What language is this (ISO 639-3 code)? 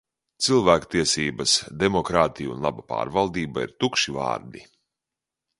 lav